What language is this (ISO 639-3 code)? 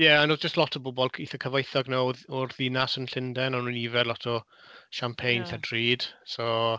cym